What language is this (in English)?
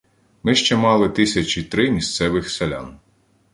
Ukrainian